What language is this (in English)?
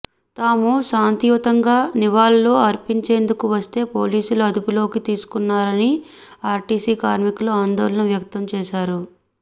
Telugu